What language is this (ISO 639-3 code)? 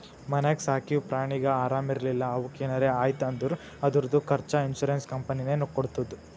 kan